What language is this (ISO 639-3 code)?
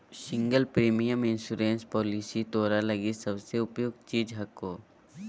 mag